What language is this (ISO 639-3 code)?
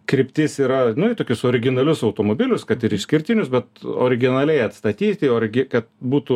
lit